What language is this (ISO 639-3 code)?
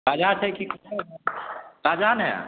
mai